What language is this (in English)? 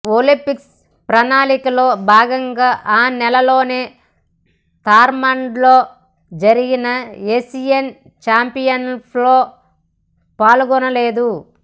Telugu